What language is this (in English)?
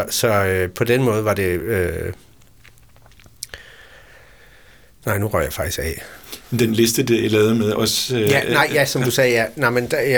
Danish